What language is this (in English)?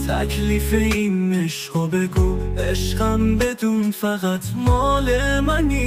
Persian